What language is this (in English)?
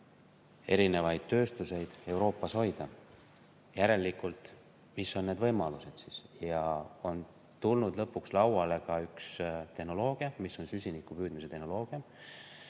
Estonian